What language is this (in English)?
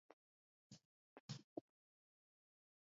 Georgian